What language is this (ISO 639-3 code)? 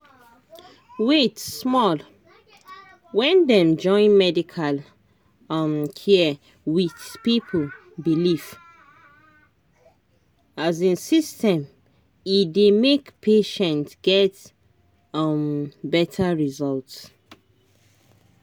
pcm